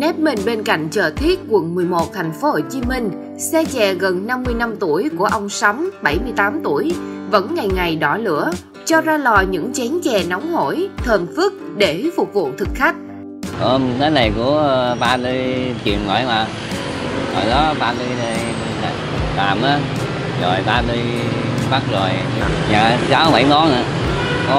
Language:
Vietnamese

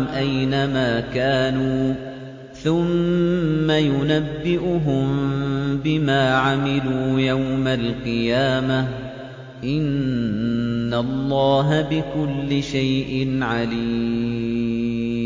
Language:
Arabic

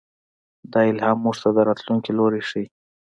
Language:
Pashto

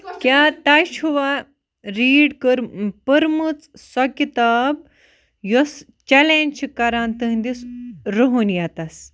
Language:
Kashmiri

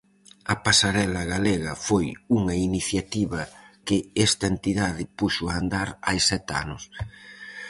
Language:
Galician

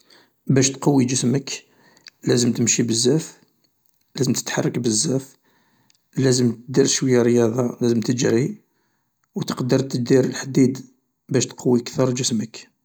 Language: Algerian Arabic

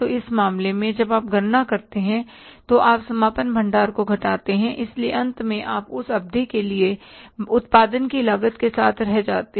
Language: Hindi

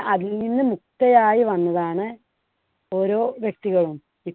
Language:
Malayalam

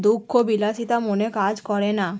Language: Bangla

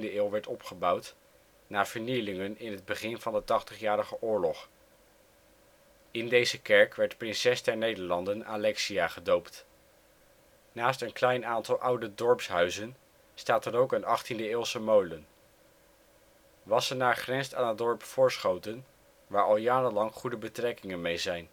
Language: Dutch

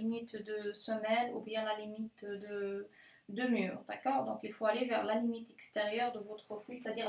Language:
French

